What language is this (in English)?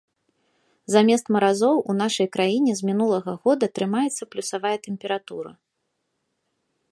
Belarusian